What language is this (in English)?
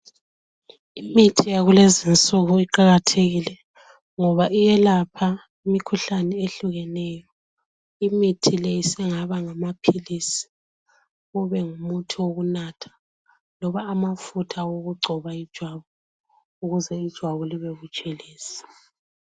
North Ndebele